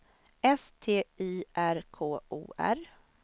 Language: Swedish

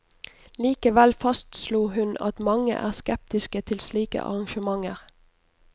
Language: Norwegian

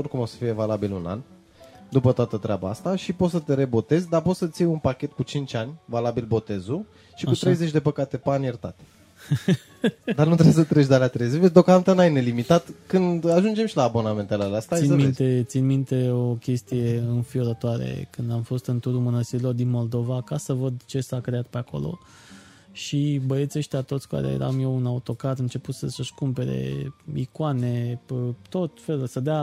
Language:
Romanian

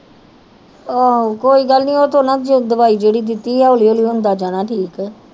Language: Punjabi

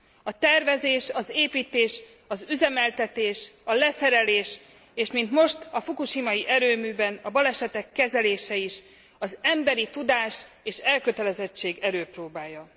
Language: Hungarian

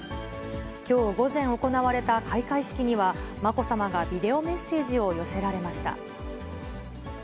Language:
Japanese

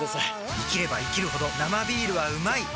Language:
Japanese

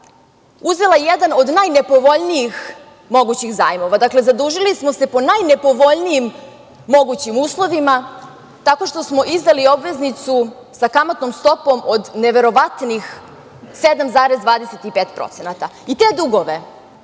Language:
Serbian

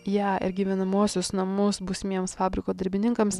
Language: Lithuanian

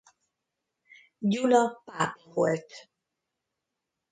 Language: Hungarian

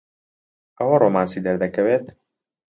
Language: Central Kurdish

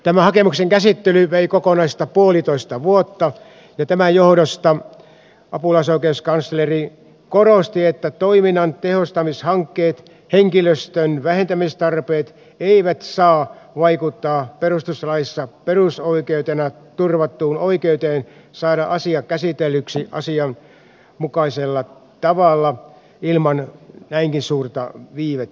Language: Finnish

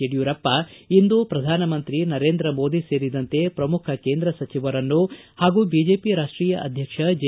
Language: Kannada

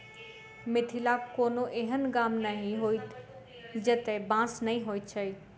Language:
Maithili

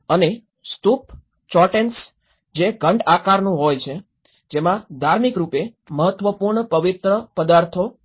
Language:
Gujarati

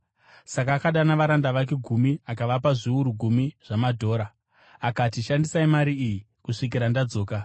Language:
Shona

